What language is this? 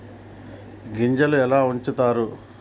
Telugu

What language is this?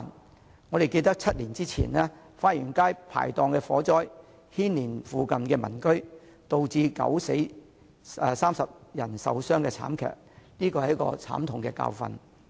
Cantonese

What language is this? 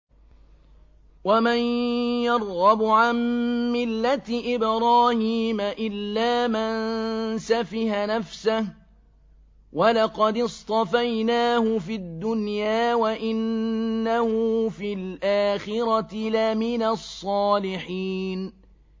Arabic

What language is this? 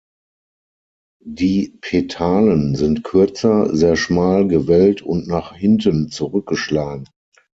German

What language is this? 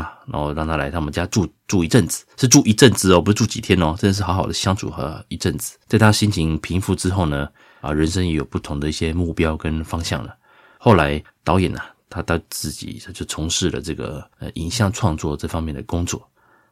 Chinese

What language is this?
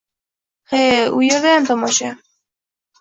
Uzbek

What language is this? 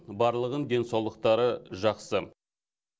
Kazakh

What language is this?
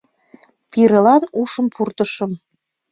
Mari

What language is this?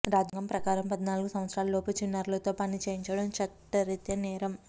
Telugu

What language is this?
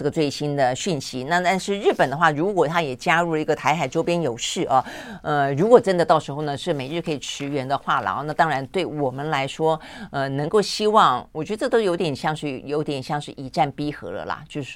Chinese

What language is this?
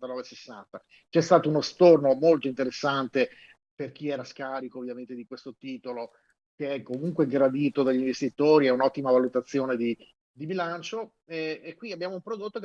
Italian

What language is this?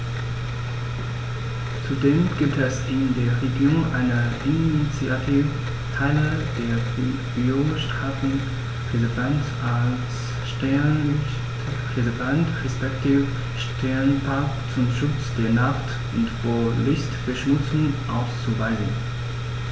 German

